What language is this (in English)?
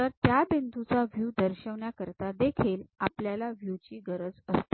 Marathi